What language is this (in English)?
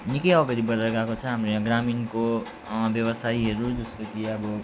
Nepali